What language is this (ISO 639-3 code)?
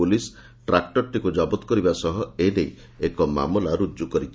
ori